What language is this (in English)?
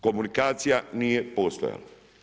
Croatian